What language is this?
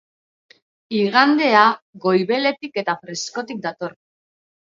Basque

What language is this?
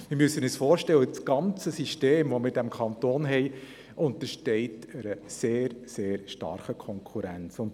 Swiss German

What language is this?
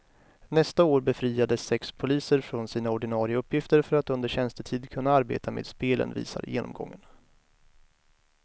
Swedish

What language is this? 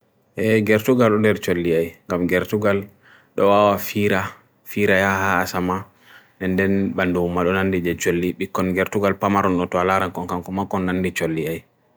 Bagirmi Fulfulde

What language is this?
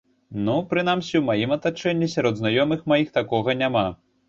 Belarusian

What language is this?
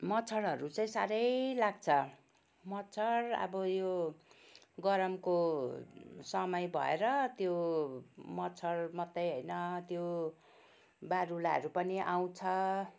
Nepali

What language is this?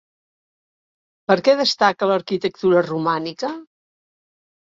Catalan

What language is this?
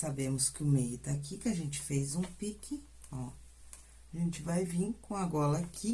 Portuguese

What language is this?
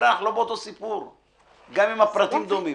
Hebrew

